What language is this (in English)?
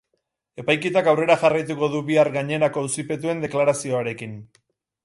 Basque